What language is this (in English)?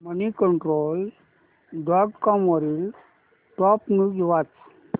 Marathi